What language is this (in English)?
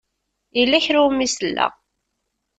Kabyle